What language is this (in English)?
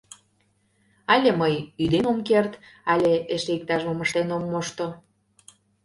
Mari